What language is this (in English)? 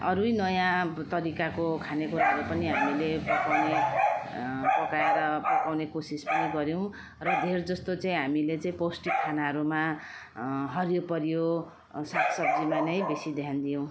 Nepali